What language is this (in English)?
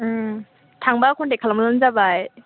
Bodo